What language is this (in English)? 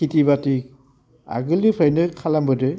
Bodo